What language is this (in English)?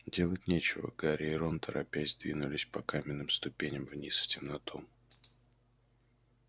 Russian